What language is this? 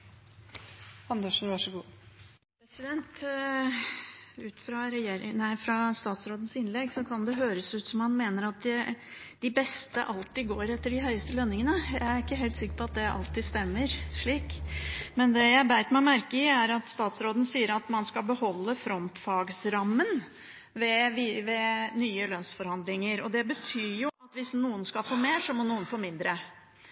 Norwegian Bokmål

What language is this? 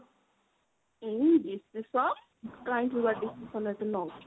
Odia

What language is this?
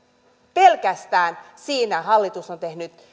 Finnish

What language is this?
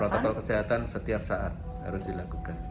Indonesian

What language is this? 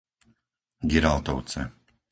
Slovak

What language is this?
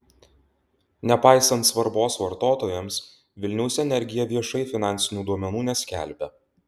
Lithuanian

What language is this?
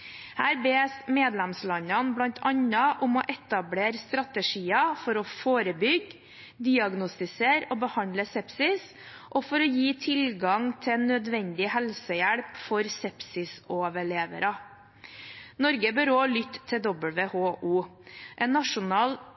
Norwegian Bokmål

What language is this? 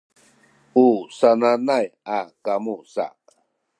Sakizaya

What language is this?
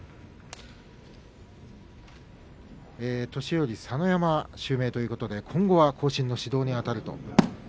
Japanese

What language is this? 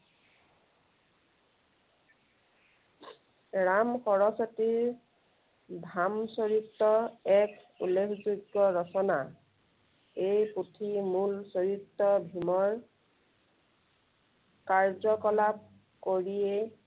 Assamese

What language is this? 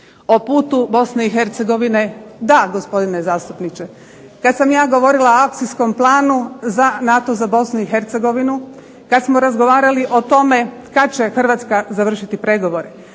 Croatian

